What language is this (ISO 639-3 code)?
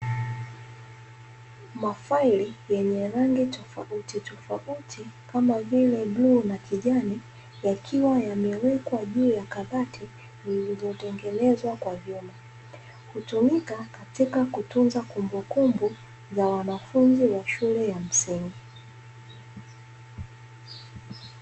swa